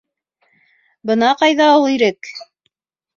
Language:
Bashkir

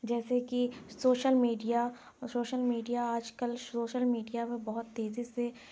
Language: Urdu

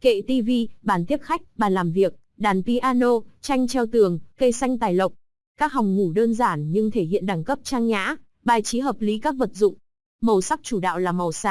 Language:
Vietnamese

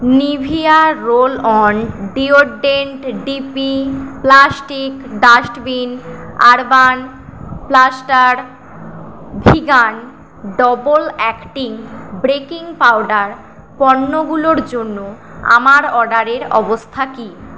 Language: Bangla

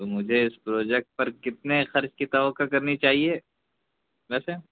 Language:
Urdu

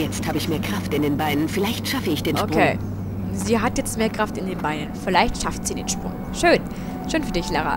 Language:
German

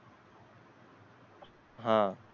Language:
Marathi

